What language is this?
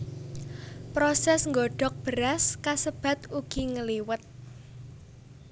Javanese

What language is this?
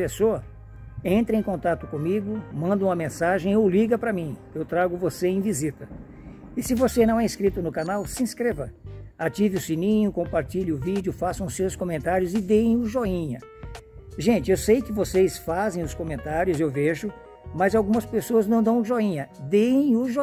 Portuguese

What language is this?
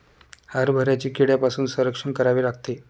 Marathi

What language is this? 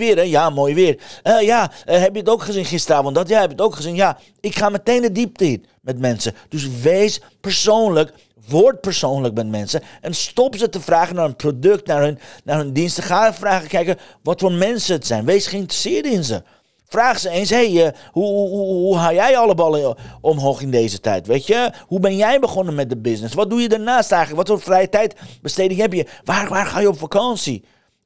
Dutch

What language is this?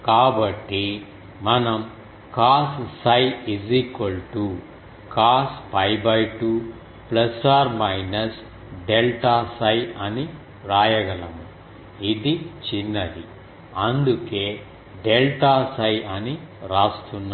Telugu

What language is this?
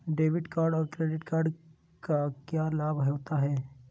Magahi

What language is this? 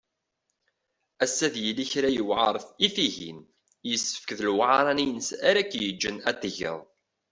Kabyle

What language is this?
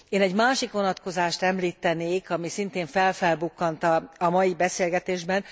Hungarian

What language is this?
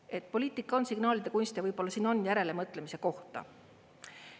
Estonian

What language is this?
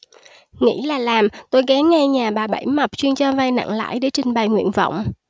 Vietnamese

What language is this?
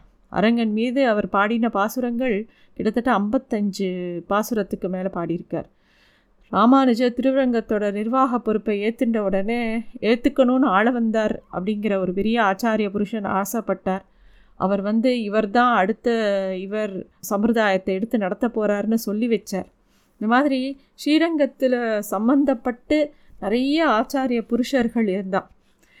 Tamil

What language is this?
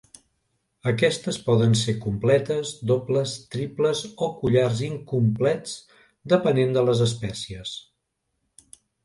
Catalan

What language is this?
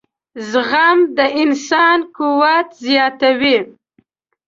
Pashto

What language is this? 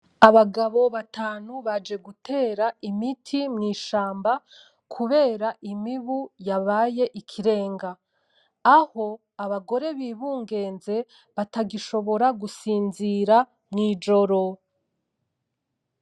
Rundi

